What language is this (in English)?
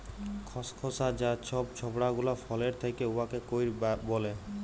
Bangla